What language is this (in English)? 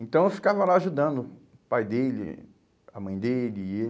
Portuguese